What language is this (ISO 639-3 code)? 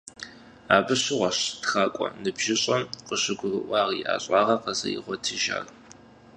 kbd